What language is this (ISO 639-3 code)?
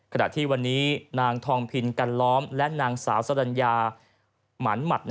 tha